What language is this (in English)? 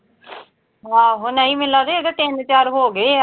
Punjabi